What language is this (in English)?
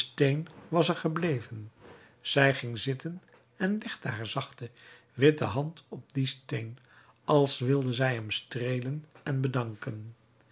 Dutch